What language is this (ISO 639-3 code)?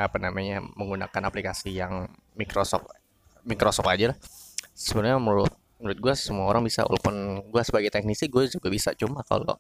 ind